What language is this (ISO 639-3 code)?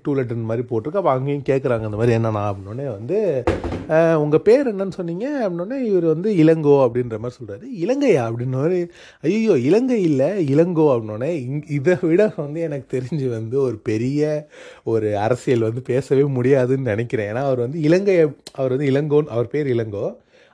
tam